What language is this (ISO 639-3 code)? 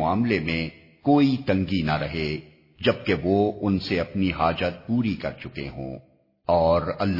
urd